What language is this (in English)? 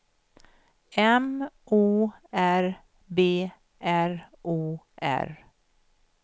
Swedish